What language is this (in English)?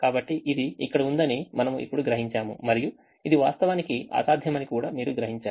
Telugu